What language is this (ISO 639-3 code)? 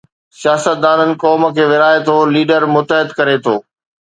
snd